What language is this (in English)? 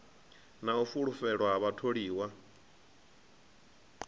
Venda